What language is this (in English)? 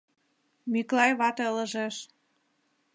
Mari